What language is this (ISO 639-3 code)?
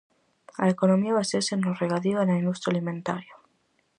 glg